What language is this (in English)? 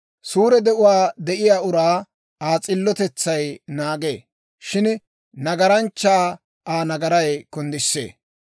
Dawro